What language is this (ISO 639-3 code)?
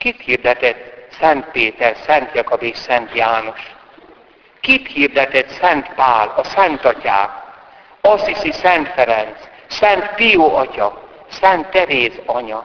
hun